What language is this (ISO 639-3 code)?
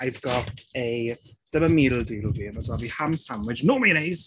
cym